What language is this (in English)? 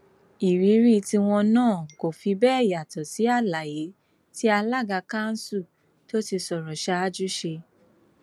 Yoruba